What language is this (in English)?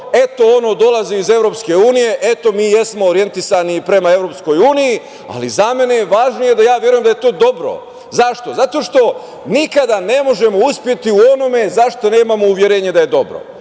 Serbian